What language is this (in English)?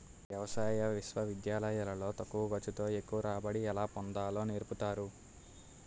Telugu